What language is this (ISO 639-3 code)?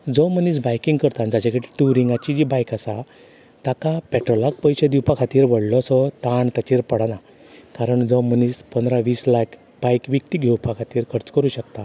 kok